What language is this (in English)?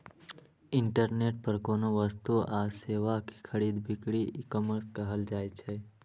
Maithili